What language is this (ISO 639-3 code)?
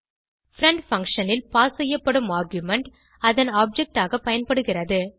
tam